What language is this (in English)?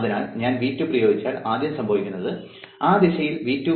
Malayalam